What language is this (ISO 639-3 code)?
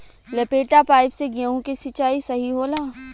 bho